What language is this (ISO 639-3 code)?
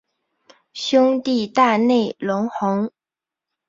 zho